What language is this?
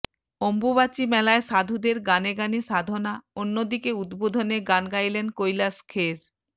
Bangla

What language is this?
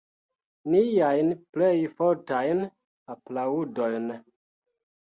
Esperanto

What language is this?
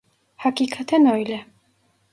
Turkish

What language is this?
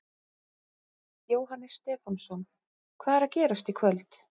Icelandic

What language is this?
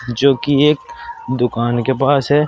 Hindi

